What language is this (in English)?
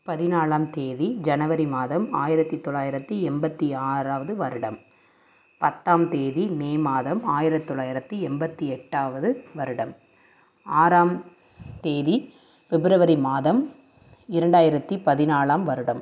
Tamil